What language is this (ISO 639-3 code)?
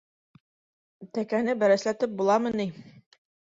bak